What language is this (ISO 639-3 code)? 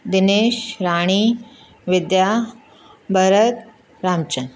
snd